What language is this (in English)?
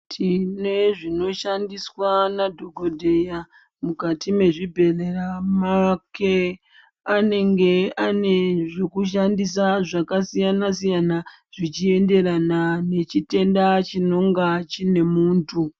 Ndau